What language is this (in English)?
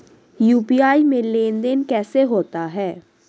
Hindi